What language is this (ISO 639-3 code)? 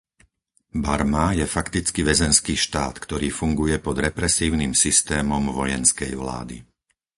slk